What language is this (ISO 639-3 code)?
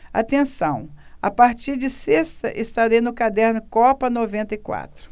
por